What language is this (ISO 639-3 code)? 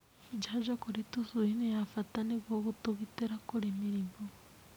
kik